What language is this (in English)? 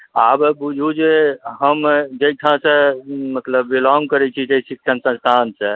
Maithili